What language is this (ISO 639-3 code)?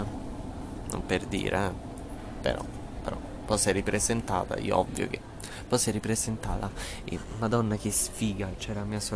ita